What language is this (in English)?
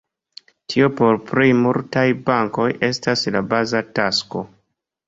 Esperanto